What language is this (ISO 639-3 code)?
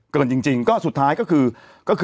tha